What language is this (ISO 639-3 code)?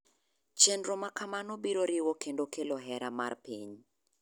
luo